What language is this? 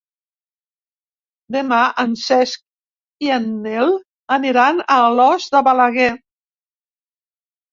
Catalan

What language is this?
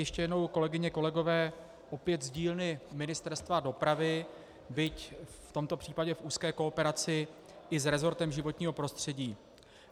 Czech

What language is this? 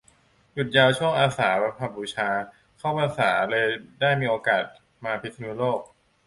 Thai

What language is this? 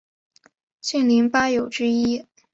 Chinese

